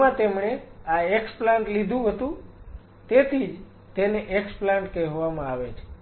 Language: Gujarati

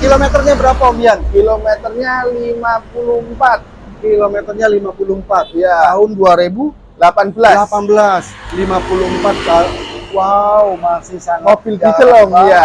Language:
Indonesian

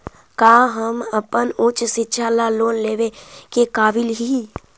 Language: Magahi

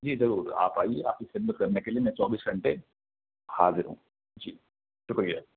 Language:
Urdu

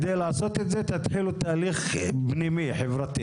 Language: Hebrew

